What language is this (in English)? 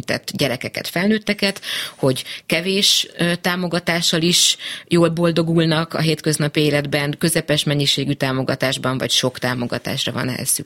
Hungarian